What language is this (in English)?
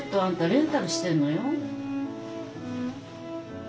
Japanese